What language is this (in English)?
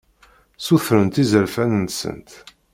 Kabyle